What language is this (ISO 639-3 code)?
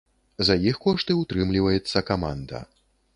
bel